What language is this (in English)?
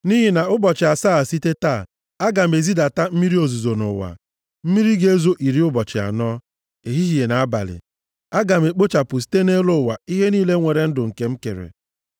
Igbo